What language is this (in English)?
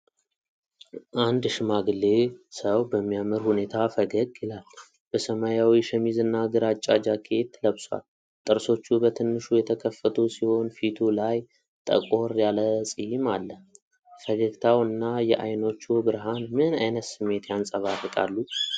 Amharic